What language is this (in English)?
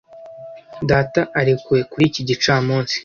Kinyarwanda